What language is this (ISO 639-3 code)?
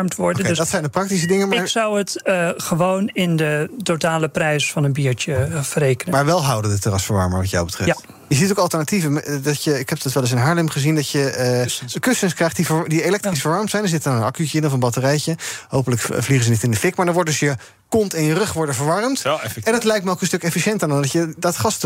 nld